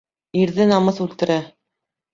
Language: Bashkir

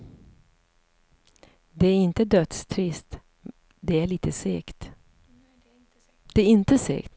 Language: Swedish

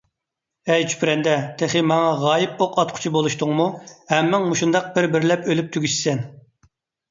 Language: Uyghur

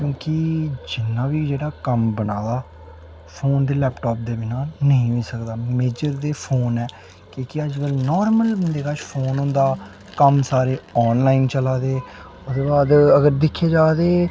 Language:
Dogri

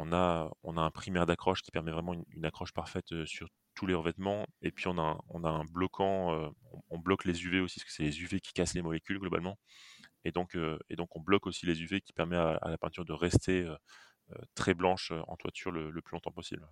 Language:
French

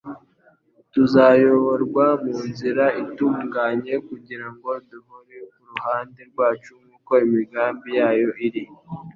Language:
Kinyarwanda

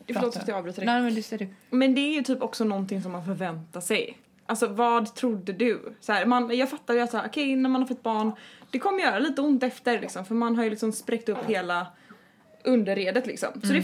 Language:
Swedish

